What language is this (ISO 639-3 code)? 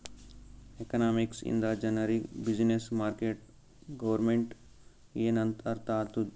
kan